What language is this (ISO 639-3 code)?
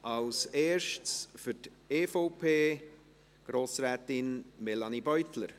gsw